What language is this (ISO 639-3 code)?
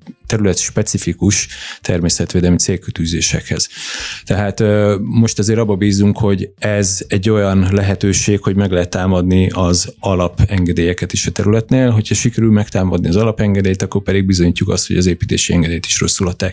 hun